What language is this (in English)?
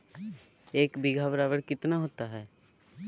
Magahi